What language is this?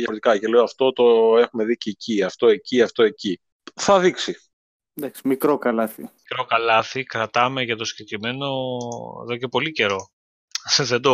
Greek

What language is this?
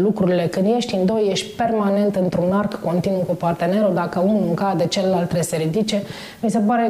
Romanian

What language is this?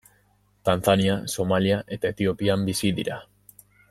Basque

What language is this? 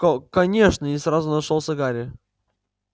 Russian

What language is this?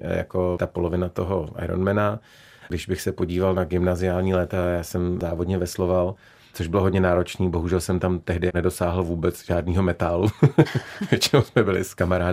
Czech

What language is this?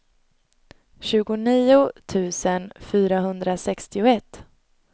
Swedish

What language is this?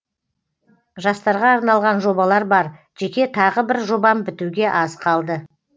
Kazakh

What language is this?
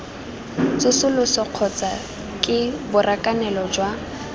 Tswana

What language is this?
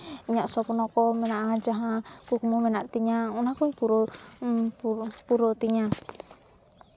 Santali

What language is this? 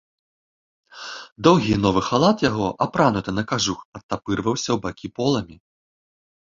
Belarusian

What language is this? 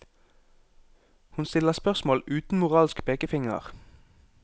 Norwegian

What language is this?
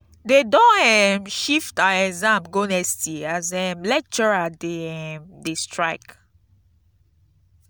Nigerian Pidgin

